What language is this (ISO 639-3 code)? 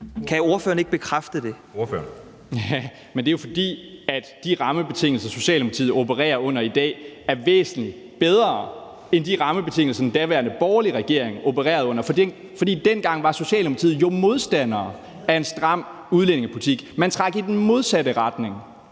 dan